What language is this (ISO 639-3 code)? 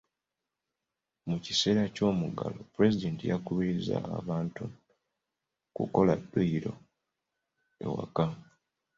lug